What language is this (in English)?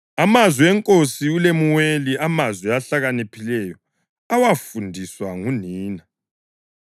North Ndebele